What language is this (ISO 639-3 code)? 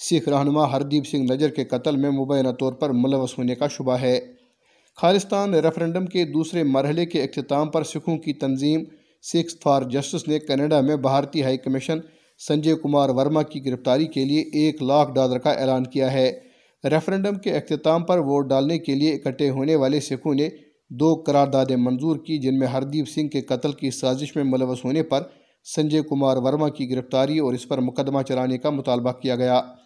urd